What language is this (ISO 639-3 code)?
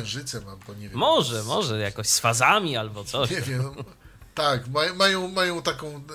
pol